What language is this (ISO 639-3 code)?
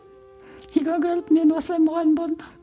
kaz